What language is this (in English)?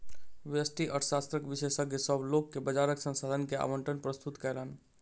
Maithili